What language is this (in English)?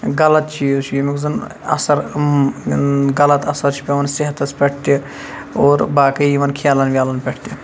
Kashmiri